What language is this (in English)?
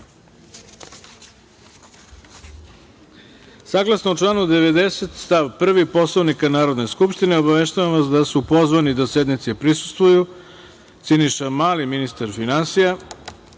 Serbian